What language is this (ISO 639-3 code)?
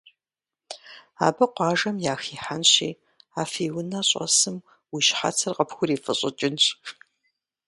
kbd